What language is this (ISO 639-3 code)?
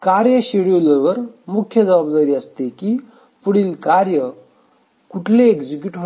mar